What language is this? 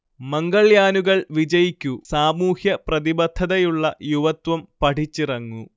Malayalam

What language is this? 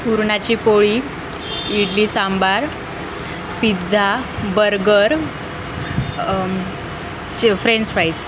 Marathi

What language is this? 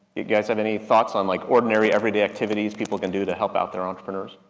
English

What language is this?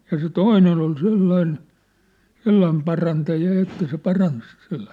Finnish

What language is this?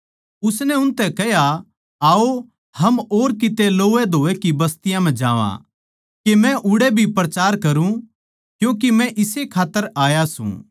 Haryanvi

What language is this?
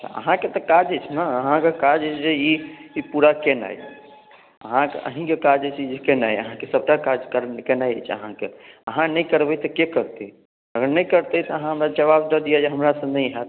Maithili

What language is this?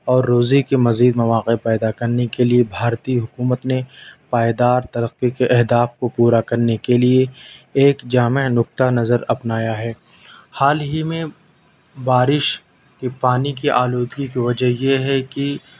Urdu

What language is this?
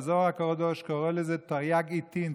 Hebrew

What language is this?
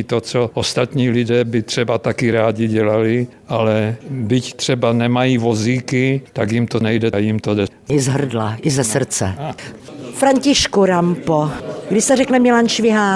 Czech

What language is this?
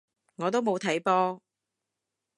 Cantonese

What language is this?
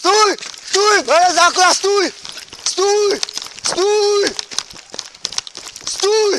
Czech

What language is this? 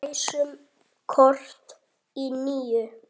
Icelandic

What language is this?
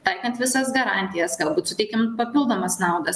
Lithuanian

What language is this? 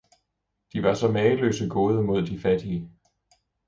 Danish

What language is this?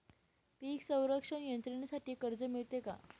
Marathi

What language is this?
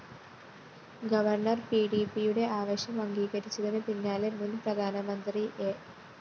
Malayalam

